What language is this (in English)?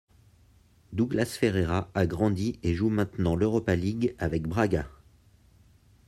French